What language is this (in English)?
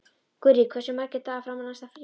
Icelandic